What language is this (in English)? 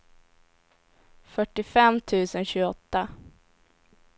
Swedish